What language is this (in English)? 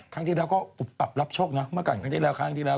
Thai